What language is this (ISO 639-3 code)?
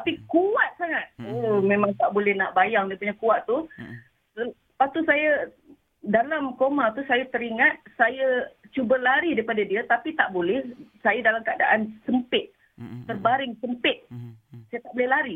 msa